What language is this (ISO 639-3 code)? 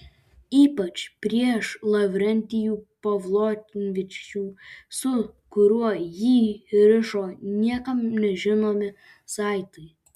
lit